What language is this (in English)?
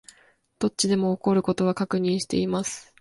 Japanese